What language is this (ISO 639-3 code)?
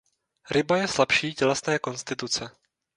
ces